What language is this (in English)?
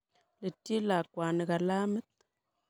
Kalenjin